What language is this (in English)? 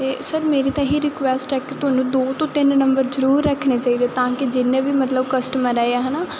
Punjabi